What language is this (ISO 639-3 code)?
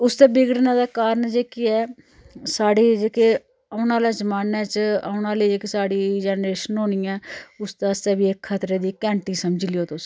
doi